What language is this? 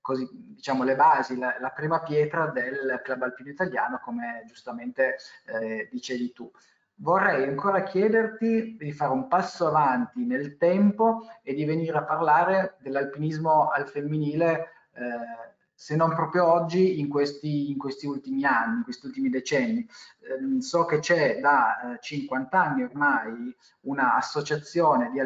Italian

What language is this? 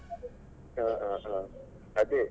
Kannada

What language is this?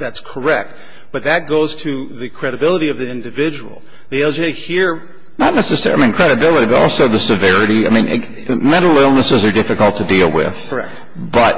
English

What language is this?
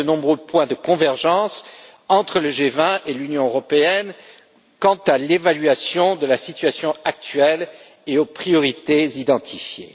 French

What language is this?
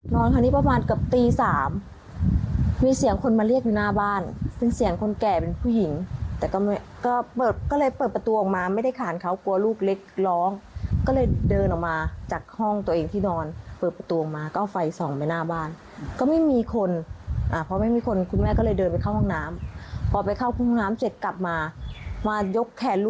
Thai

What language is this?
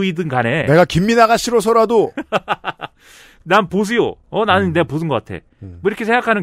Korean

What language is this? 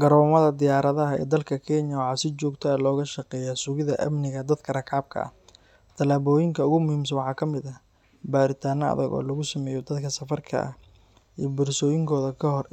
Somali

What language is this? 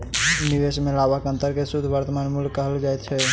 Maithili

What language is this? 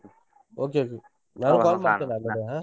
Kannada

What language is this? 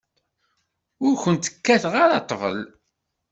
Kabyle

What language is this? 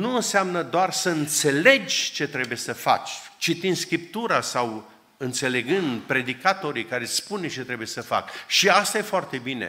Romanian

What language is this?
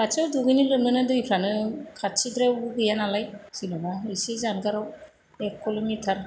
Bodo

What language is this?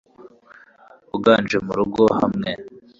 Kinyarwanda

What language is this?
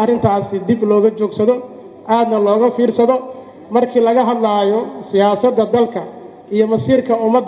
Arabic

